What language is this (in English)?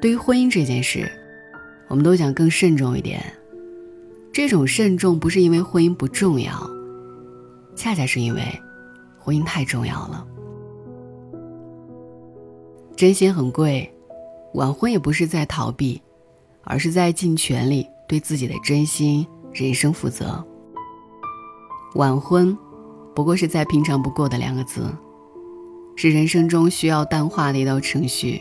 Chinese